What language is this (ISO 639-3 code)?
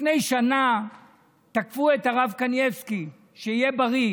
heb